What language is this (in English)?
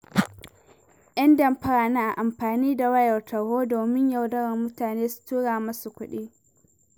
Hausa